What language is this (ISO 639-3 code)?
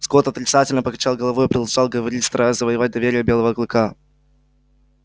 rus